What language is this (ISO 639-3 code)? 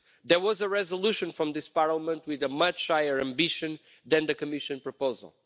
eng